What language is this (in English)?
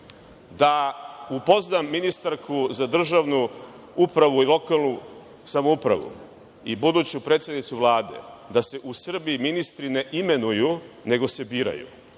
Serbian